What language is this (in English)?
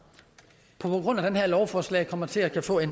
Danish